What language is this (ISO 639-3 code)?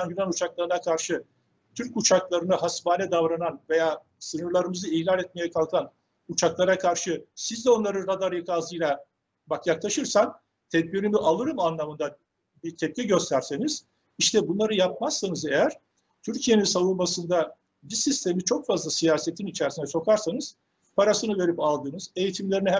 tur